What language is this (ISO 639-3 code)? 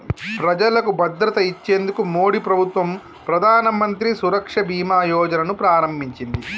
tel